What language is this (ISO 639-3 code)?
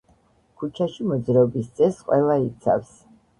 kat